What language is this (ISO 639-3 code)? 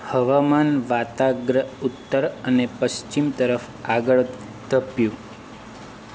guj